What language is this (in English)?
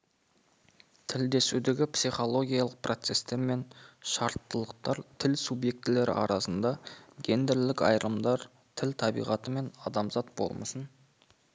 Kazakh